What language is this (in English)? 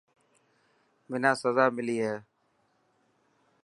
Dhatki